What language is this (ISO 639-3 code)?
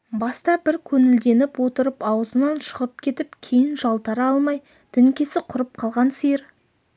kaz